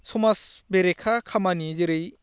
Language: Bodo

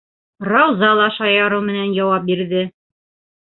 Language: Bashkir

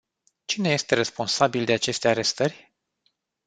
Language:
Romanian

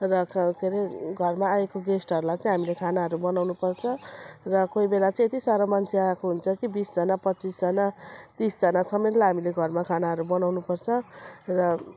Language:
Nepali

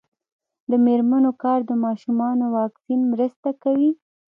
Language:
Pashto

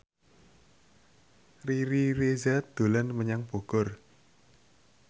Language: Javanese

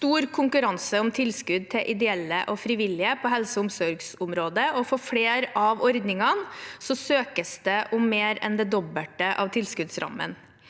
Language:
Norwegian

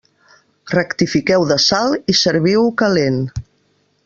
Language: Catalan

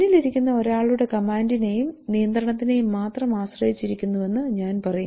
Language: Malayalam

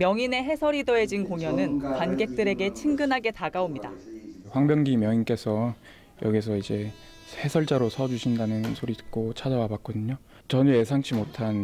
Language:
Korean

